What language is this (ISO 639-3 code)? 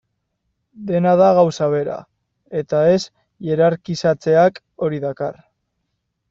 eus